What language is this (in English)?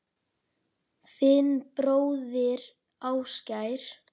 Icelandic